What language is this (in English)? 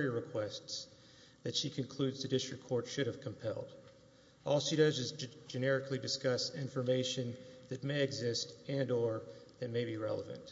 English